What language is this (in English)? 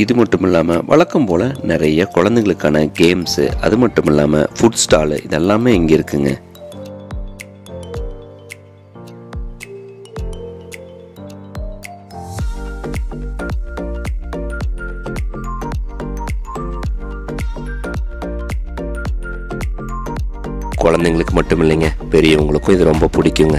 Tamil